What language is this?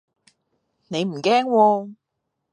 Cantonese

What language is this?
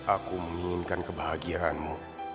Indonesian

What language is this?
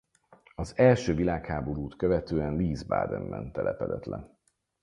Hungarian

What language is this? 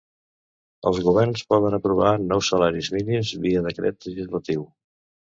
Catalan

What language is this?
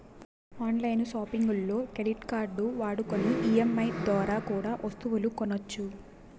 Telugu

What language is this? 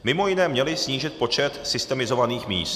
Czech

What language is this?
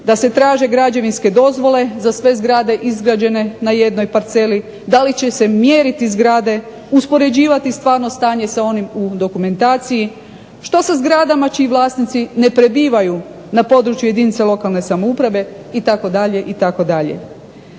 Croatian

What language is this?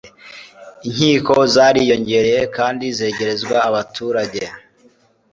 Kinyarwanda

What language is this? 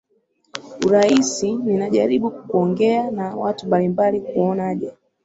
Swahili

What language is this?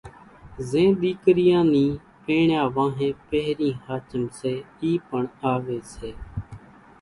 Kachi Koli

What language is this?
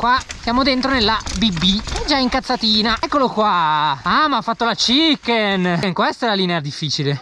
Italian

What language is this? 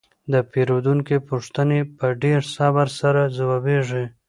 Pashto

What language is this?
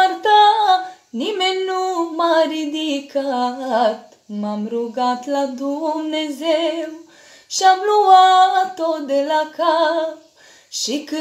Romanian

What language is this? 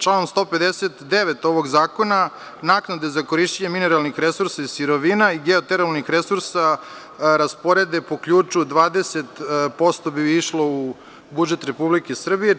Serbian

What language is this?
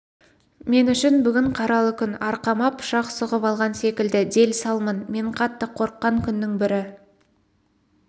Kazakh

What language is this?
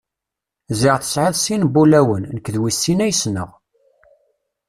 Kabyle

